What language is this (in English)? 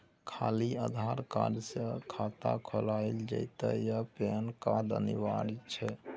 Maithili